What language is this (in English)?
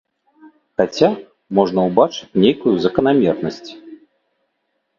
Belarusian